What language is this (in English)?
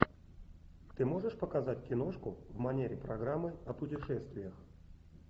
Russian